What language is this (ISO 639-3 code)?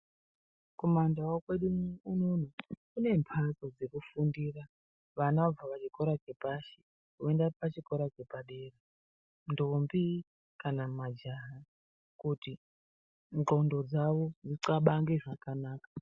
ndc